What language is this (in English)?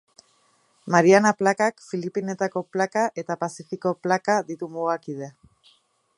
Basque